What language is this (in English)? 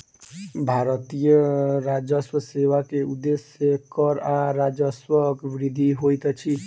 Maithili